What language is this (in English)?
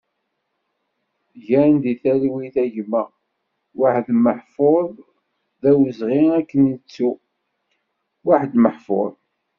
Kabyle